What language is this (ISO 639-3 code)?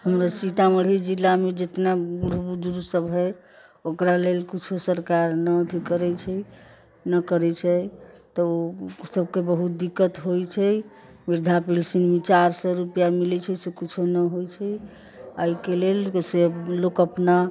mai